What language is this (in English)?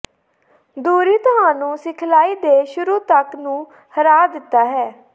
Punjabi